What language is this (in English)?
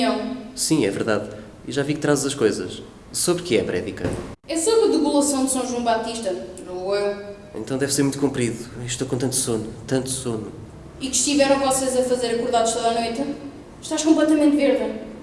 Portuguese